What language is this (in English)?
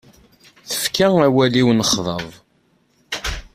Kabyle